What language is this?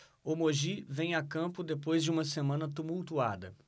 Portuguese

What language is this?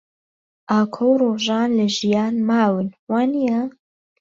Central Kurdish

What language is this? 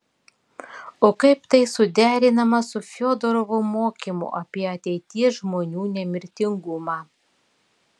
Lithuanian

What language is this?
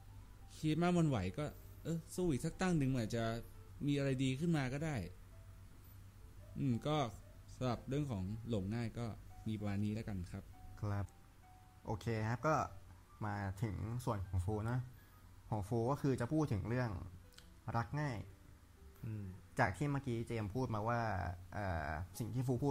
Thai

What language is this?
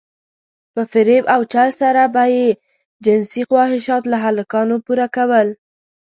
Pashto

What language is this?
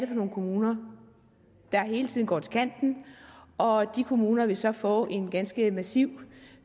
Danish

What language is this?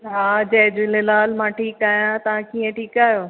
Sindhi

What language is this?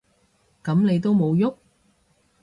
Cantonese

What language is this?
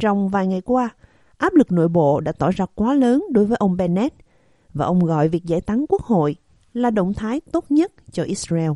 Vietnamese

